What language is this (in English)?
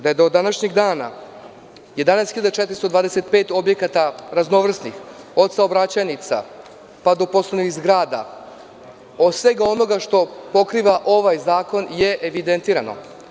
Serbian